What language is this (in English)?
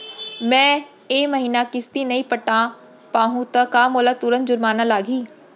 Chhattisgarhi